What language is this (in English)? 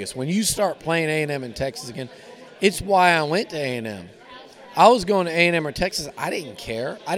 English